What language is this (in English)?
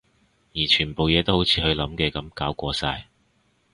Cantonese